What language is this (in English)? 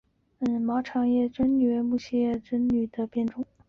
Chinese